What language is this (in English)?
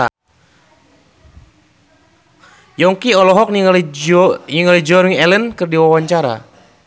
Sundanese